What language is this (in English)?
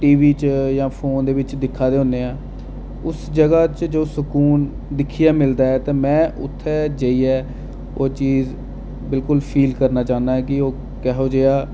Dogri